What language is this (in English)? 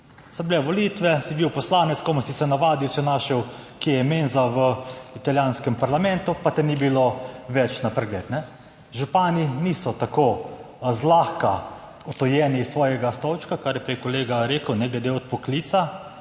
Slovenian